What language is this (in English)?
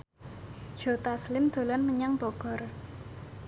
Javanese